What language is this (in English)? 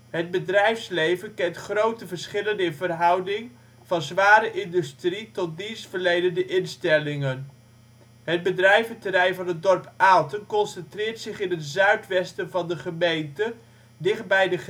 Dutch